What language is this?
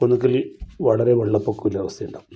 Malayalam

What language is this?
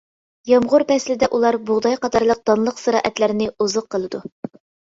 Uyghur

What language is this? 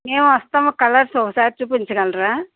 Telugu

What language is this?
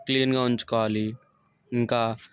Telugu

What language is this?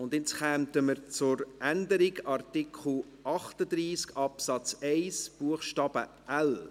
Swiss German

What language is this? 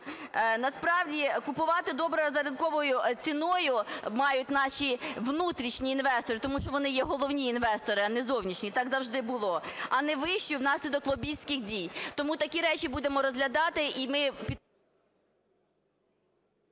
Ukrainian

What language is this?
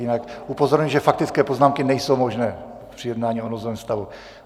Czech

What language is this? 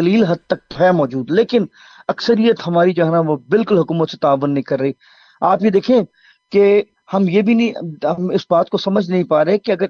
Urdu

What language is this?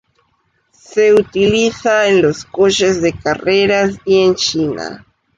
Spanish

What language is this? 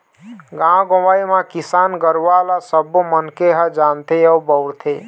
Chhattisgarhi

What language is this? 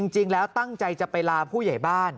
Thai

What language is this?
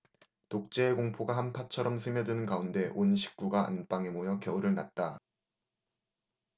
Korean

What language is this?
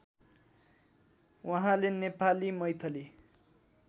Nepali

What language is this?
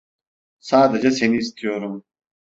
Turkish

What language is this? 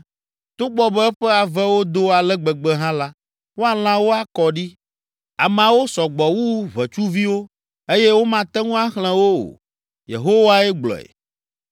Ewe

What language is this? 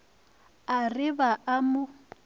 Northern Sotho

